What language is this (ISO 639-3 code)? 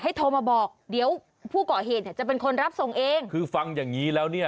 tha